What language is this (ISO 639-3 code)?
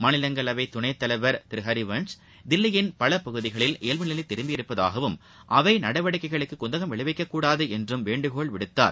tam